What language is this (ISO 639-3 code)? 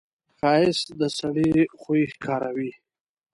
pus